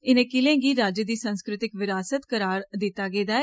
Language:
Dogri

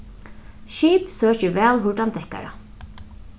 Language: Faroese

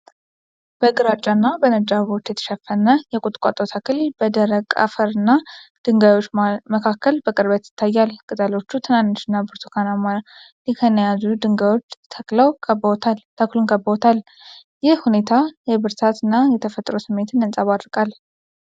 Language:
Amharic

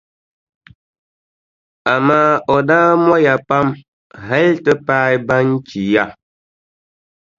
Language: Dagbani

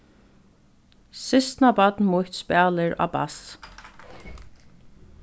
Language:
Faroese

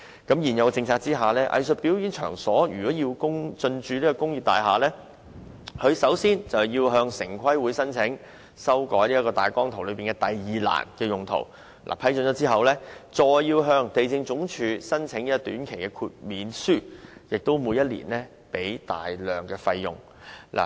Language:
Cantonese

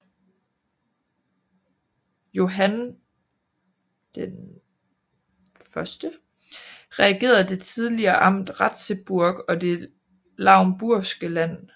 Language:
Danish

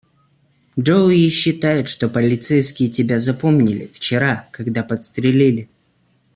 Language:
Russian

